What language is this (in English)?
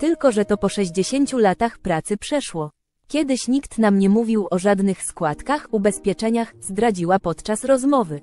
Polish